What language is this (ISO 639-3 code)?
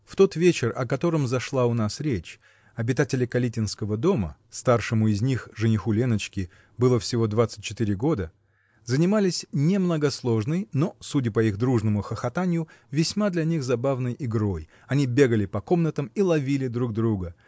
rus